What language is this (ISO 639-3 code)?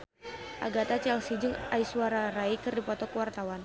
sun